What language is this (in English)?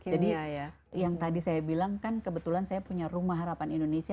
Indonesian